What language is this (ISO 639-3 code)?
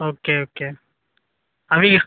tel